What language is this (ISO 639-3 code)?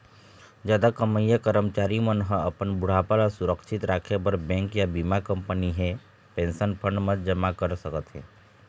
hne